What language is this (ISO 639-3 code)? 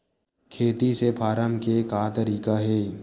hne